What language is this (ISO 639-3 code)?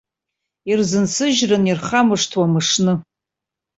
abk